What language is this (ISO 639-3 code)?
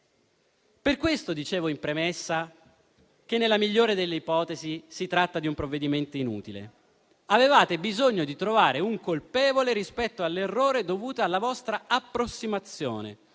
ita